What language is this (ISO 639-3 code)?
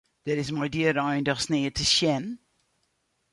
fry